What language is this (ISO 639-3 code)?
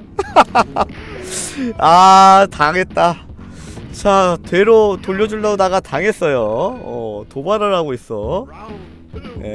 kor